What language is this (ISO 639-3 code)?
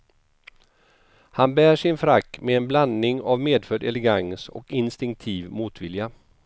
swe